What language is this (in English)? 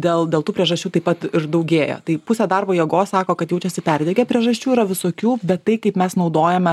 Lithuanian